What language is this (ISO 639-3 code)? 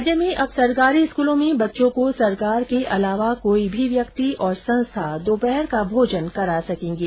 hin